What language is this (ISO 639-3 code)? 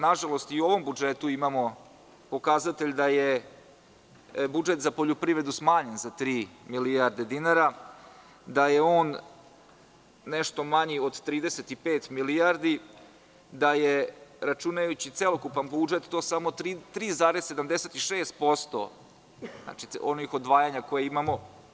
srp